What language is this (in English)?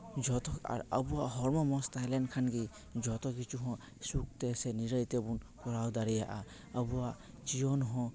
Santali